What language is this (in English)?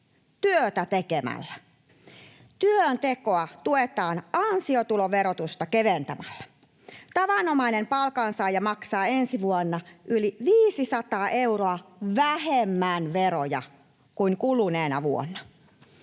Finnish